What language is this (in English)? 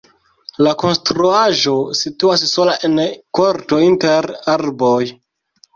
Esperanto